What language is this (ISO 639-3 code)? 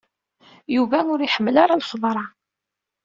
kab